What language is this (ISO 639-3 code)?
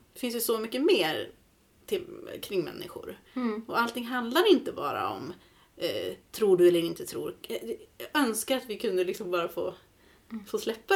swe